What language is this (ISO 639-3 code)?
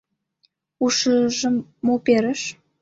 chm